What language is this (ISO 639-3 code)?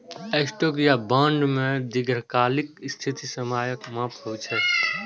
mai